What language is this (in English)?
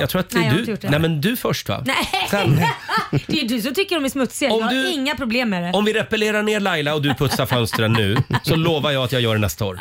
Swedish